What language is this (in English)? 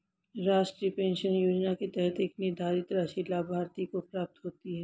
Hindi